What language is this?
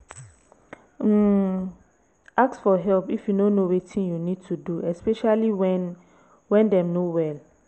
Nigerian Pidgin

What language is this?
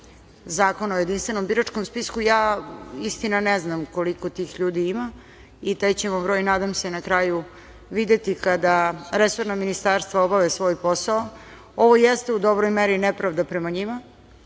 Serbian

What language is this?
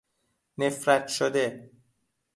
Persian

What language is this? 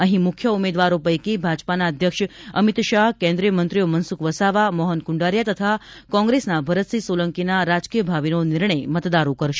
Gujarati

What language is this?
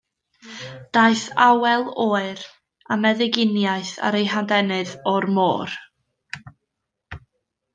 Welsh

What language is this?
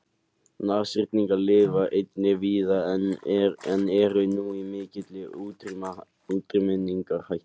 Icelandic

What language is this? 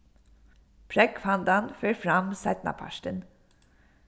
Faroese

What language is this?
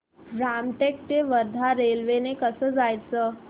Marathi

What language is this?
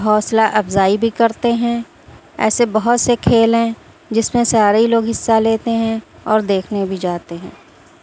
Urdu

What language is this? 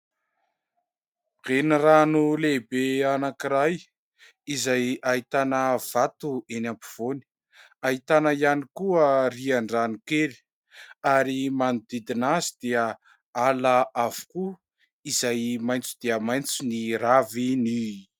Malagasy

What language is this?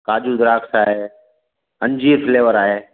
Sindhi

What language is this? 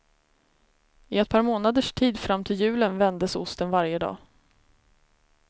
Swedish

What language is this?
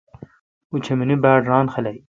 Kalkoti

